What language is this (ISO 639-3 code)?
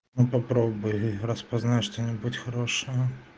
rus